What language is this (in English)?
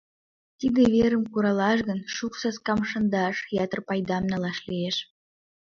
Mari